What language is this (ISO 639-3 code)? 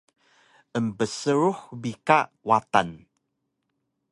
trv